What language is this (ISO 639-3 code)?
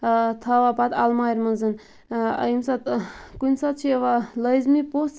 kas